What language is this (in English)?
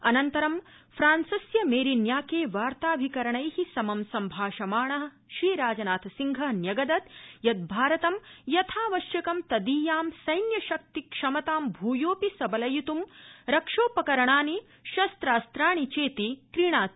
Sanskrit